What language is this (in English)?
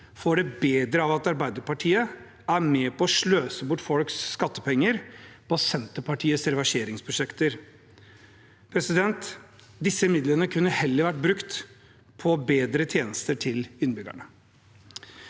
Norwegian